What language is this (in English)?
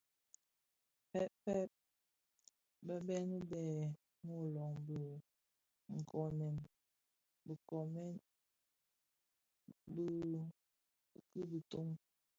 Bafia